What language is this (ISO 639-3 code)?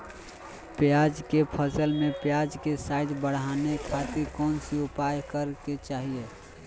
mag